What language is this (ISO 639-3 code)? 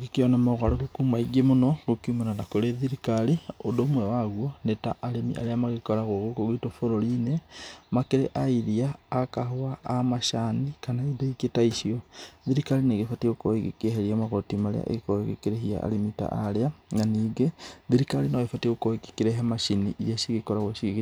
kik